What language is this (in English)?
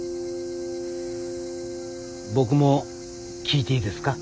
Japanese